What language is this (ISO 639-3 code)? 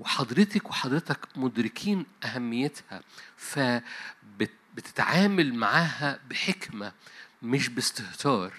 ara